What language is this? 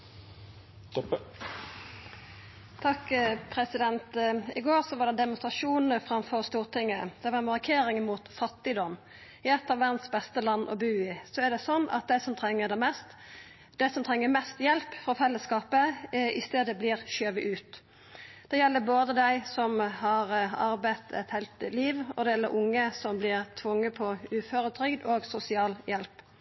Norwegian Nynorsk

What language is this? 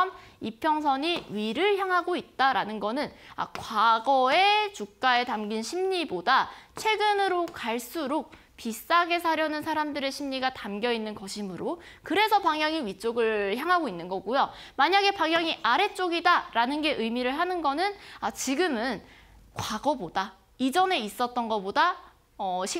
Korean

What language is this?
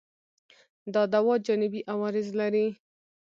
Pashto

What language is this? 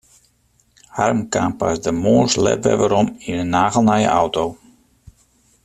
Western Frisian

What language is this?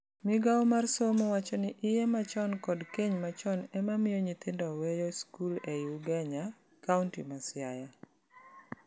Luo (Kenya and Tanzania)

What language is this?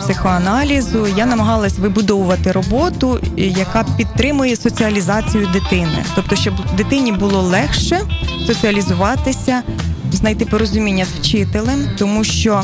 Ukrainian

